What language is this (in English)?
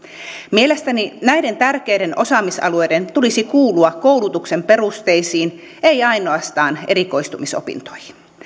Finnish